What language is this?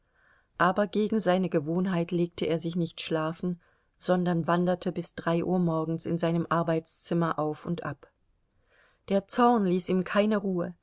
German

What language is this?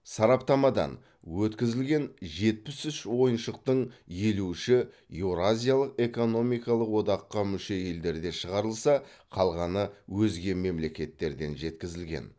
Kazakh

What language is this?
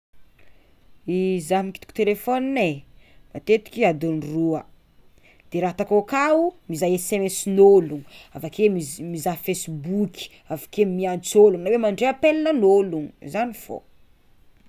Tsimihety Malagasy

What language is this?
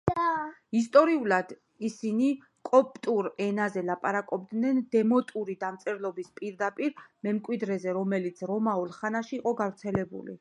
Georgian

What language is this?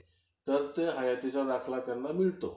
Marathi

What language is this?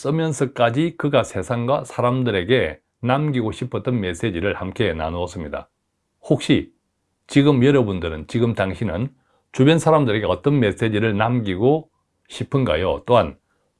Korean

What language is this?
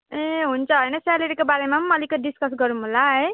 Nepali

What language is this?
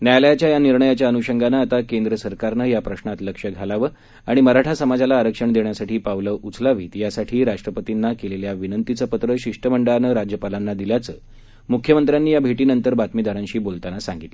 Marathi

